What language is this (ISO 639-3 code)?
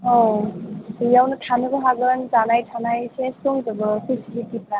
brx